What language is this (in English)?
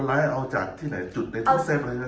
Thai